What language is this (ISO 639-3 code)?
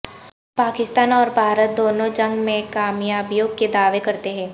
urd